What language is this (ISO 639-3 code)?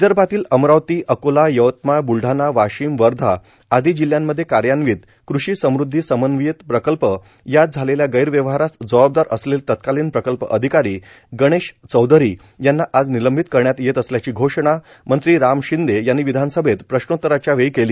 mar